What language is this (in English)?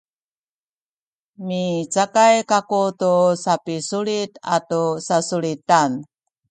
Sakizaya